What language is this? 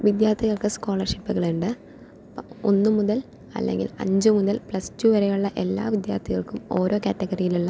Malayalam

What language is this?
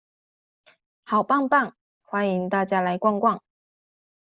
Chinese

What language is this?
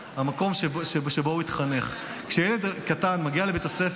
Hebrew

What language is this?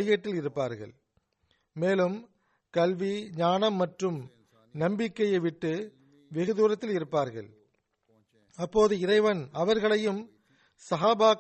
Tamil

